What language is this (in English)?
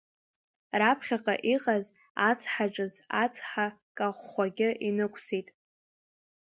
Abkhazian